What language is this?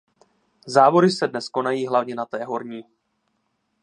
Czech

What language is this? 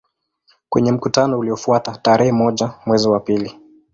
Swahili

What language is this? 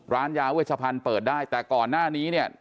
Thai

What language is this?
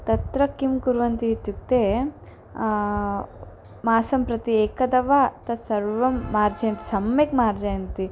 Sanskrit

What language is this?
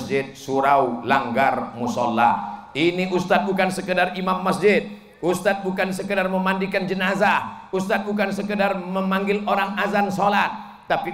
Indonesian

